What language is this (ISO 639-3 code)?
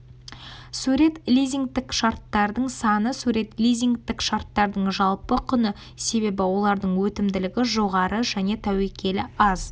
kaz